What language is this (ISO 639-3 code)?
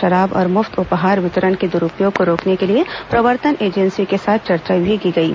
hin